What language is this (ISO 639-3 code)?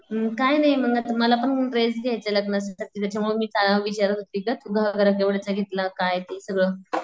mar